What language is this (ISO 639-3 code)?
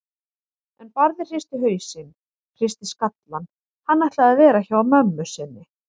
isl